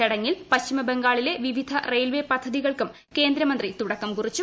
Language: Malayalam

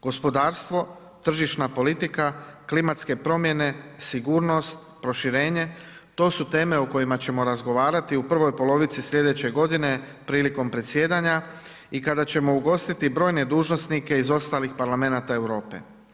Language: Croatian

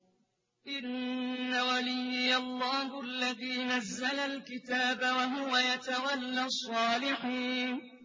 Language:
Arabic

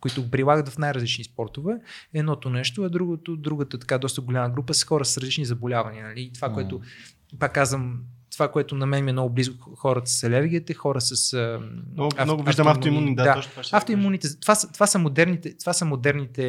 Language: Bulgarian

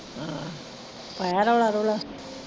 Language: Punjabi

